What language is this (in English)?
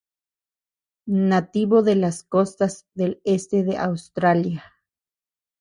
Spanish